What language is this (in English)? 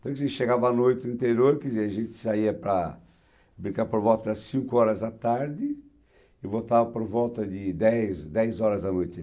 Portuguese